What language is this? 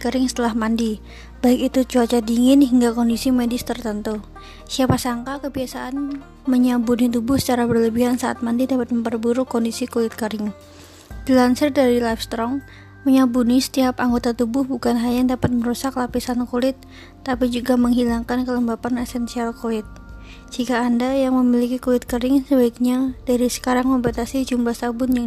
Indonesian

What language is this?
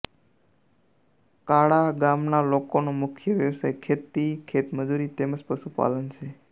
Gujarati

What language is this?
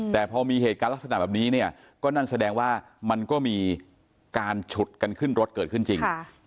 Thai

